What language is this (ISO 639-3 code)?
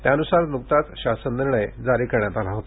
mar